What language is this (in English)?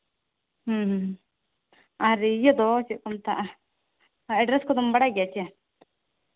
Santali